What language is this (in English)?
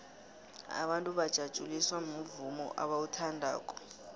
South Ndebele